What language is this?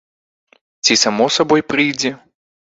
Belarusian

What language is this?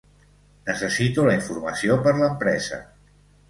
Catalan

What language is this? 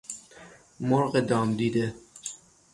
Persian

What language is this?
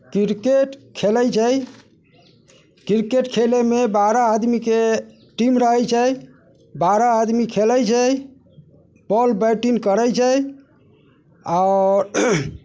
Maithili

